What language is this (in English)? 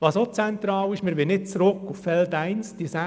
Swiss German